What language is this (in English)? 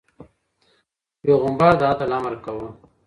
Pashto